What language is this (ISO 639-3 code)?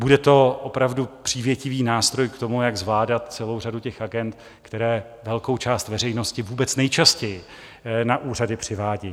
ces